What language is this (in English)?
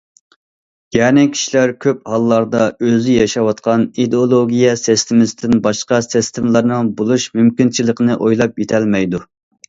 Uyghur